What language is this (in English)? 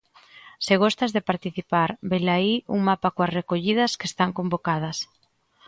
Galician